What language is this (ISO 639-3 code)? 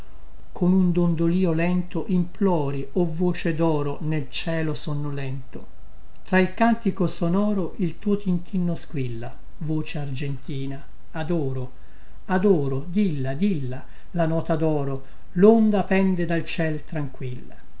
ita